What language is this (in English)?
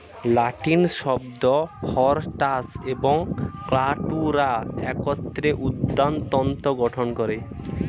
Bangla